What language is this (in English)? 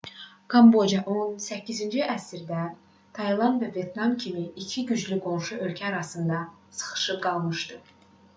Azerbaijani